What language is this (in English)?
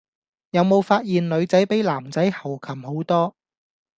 Cantonese